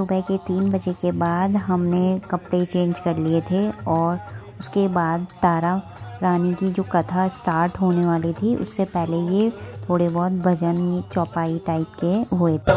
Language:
Hindi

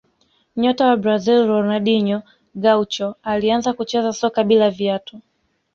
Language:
Swahili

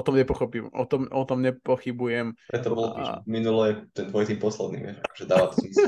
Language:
Slovak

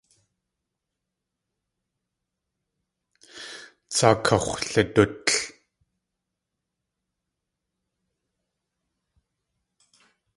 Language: Tlingit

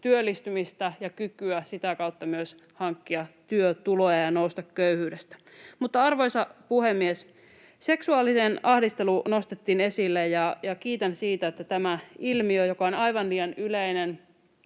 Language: Finnish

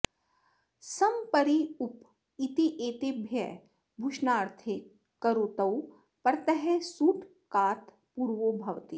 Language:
Sanskrit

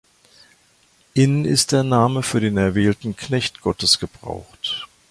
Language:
German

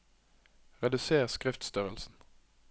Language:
Norwegian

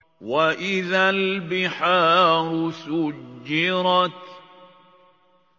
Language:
Arabic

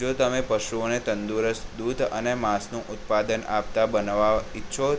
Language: Gujarati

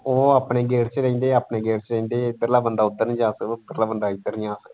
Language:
Punjabi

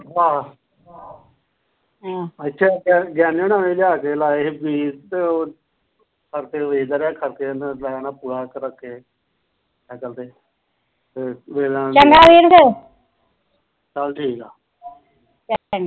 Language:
Punjabi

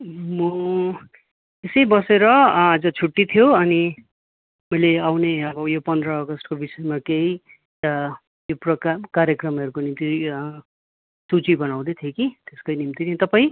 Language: Nepali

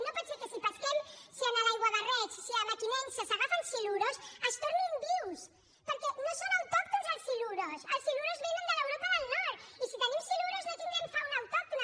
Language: Catalan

